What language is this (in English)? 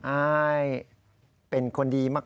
Thai